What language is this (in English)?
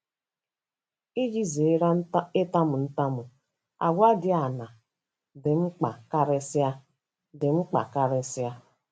Igbo